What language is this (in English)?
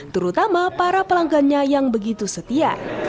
Indonesian